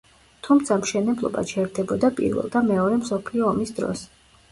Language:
Georgian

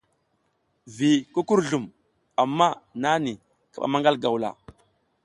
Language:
South Giziga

